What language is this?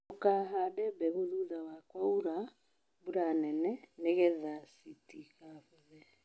Kikuyu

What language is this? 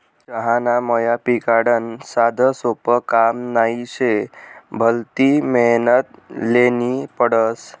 Marathi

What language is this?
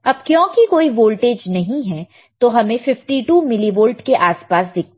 Hindi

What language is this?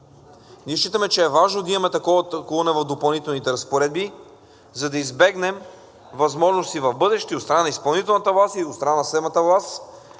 Bulgarian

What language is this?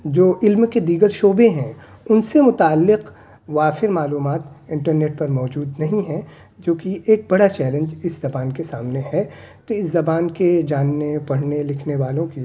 Urdu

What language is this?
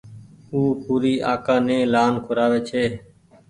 Goaria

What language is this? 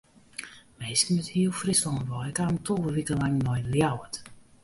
Western Frisian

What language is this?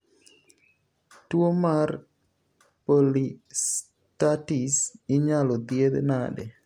Luo (Kenya and Tanzania)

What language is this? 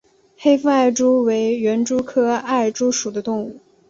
Chinese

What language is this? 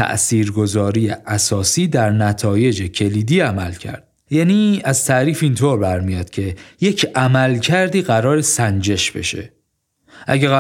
Persian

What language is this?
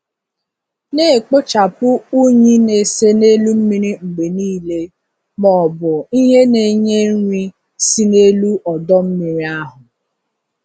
Igbo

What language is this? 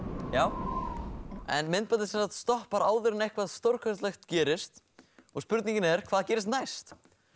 Icelandic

